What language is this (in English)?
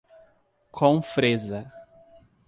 Portuguese